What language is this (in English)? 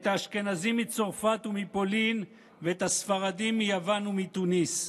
Hebrew